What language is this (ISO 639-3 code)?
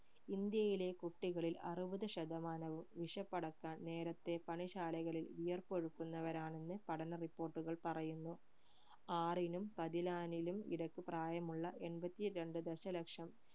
mal